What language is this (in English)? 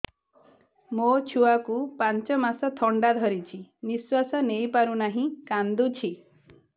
Odia